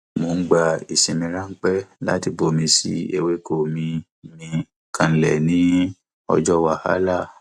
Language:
Yoruba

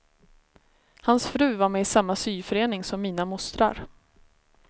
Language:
Swedish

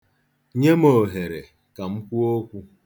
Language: Igbo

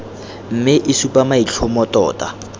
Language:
Tswana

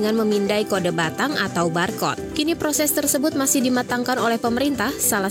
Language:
Indonesian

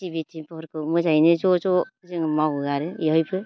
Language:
Bodo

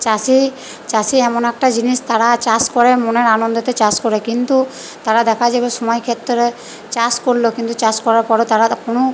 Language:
Bangla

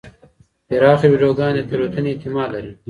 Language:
Pashto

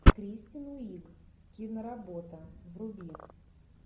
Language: Russian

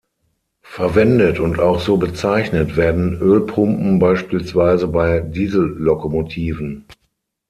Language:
German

